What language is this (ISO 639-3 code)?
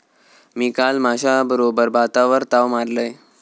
mar